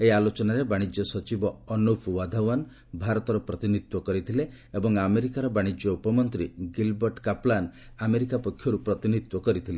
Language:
Odia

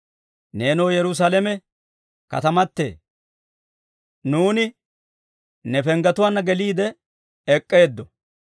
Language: Dawro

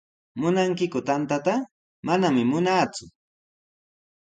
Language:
Sihuas Ancash Quechua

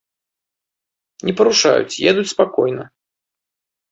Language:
Belarusian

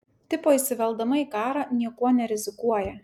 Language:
Lithuanian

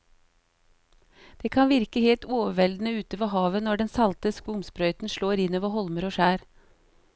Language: Norwegian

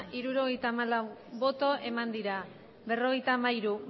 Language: Basque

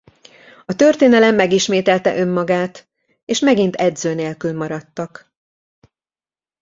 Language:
Hungarian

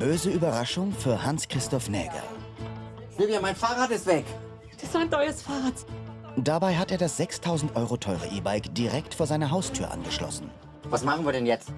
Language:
German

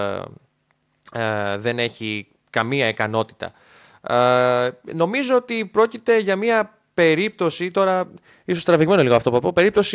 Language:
Greek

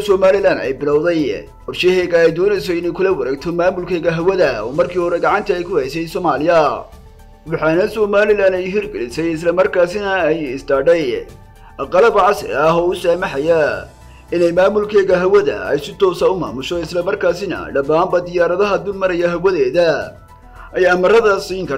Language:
Arabic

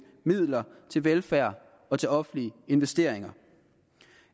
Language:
Danish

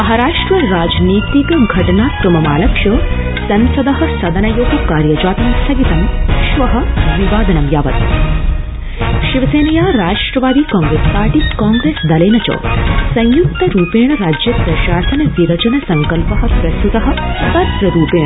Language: Sanskrit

